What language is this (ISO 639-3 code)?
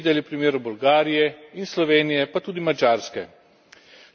slv